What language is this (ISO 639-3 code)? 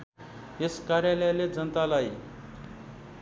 nep